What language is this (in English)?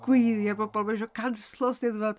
Welsh